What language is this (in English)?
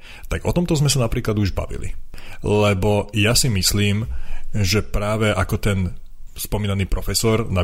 Slovak